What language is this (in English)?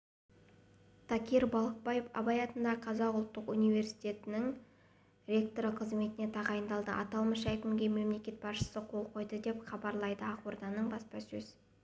Kazakh